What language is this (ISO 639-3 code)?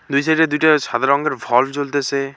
ben